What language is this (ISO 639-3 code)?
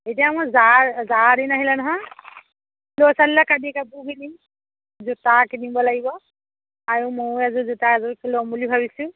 asm